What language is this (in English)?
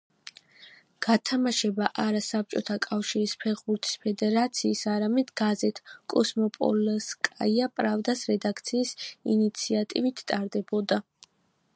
Georgian